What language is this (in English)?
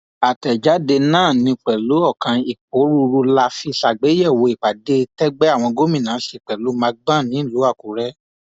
Yoruba